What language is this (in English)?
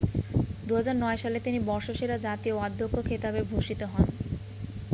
Bangla